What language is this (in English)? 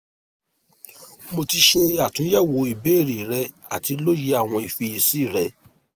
Yoruba